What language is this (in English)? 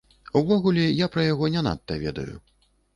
Belarusian